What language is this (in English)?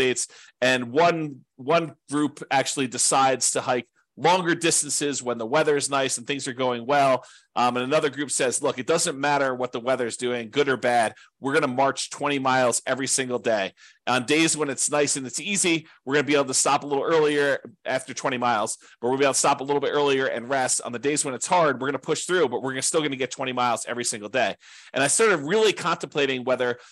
English